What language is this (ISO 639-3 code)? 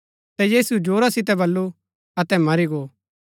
gbk